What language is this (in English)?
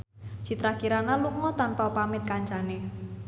Javanese